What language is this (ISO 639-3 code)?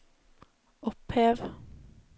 nor